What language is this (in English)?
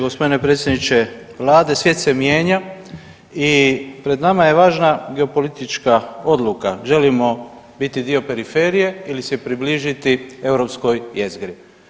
Croatian